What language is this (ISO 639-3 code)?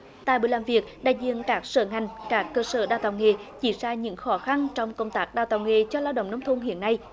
vie